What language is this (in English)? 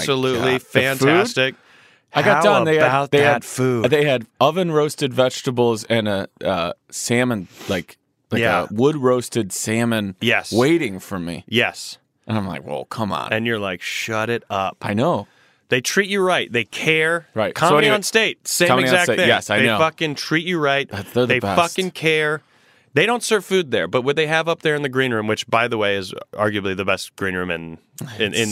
English